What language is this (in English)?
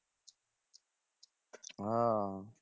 Bangla